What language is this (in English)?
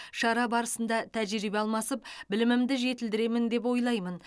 Kazakh